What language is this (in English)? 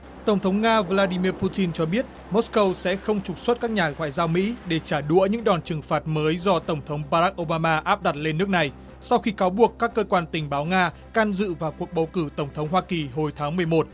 Vietnamese